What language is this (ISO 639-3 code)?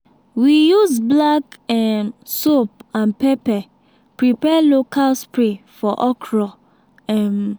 pcm